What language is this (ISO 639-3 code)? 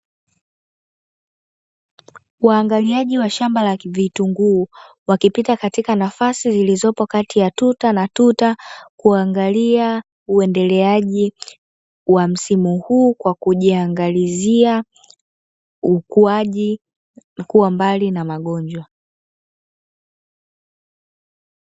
swa